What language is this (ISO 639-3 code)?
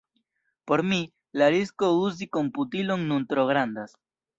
epo